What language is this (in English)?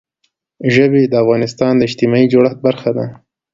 Pashto